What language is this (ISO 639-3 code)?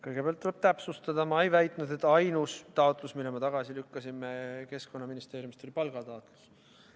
est